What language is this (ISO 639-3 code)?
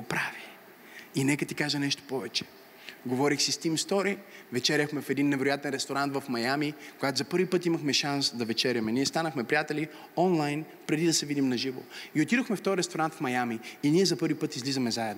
bul